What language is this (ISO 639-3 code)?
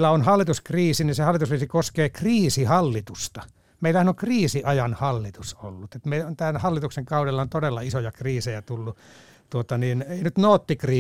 fin